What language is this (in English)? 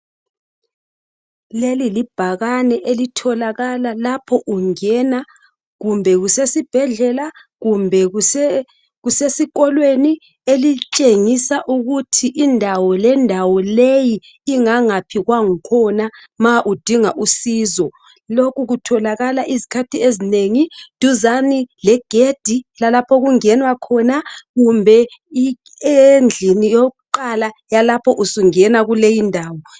North Ndebele